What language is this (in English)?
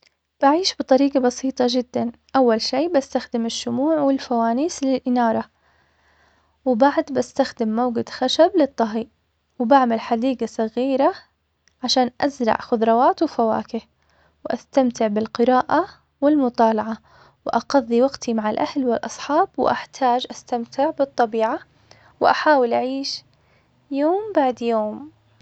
Omani Arabic